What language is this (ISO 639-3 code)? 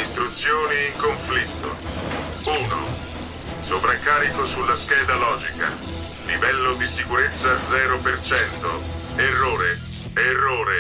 ita